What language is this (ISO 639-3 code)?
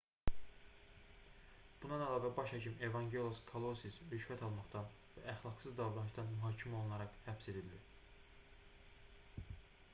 aze